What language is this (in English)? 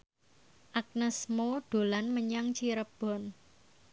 Javanese